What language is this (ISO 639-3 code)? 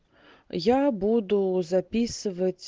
rus